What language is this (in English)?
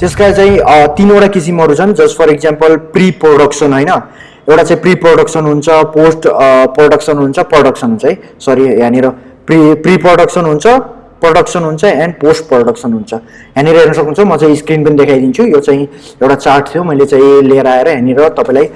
Nepali